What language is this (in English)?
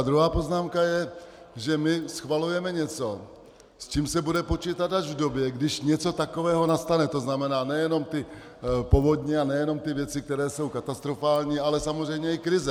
Czech